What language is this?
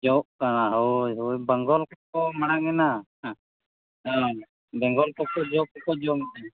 Santali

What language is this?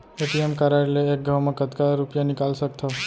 Chhattisgarhi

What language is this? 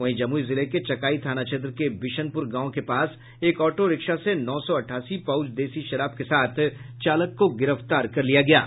Hindi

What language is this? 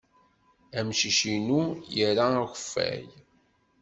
Kabyle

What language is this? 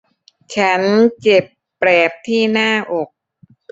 Thai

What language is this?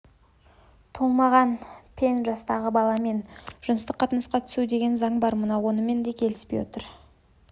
Kazakh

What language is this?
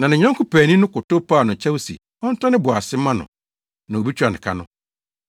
Akan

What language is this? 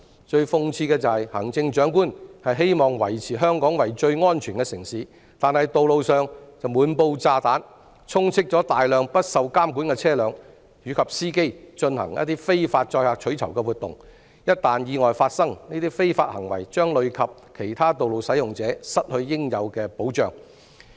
Cantonese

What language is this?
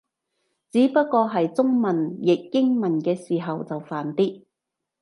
Cantonese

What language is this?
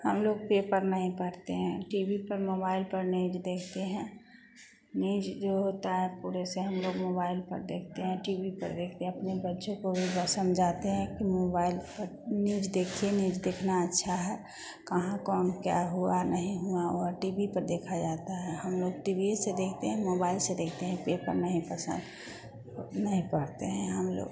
Hindi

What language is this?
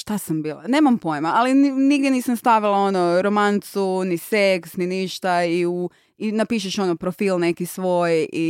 Croatian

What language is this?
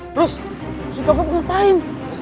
Indonesian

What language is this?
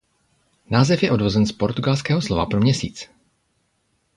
Czech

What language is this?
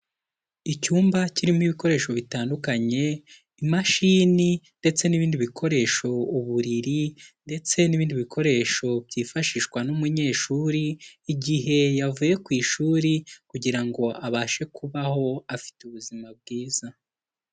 Kinyarwanda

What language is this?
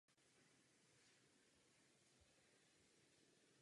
Czech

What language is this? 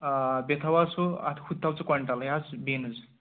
Kashmiri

